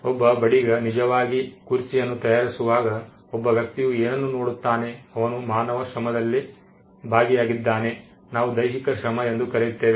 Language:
Kannada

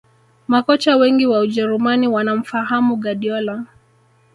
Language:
Swahili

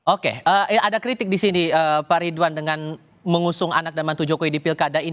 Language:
Indonesian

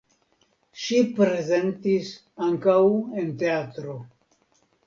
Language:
Esperanto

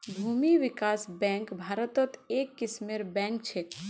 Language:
Magahi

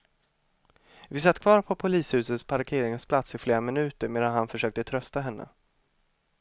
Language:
Swedish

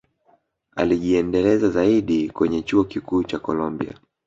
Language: Swahili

